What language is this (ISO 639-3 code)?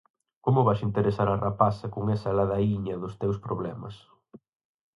glg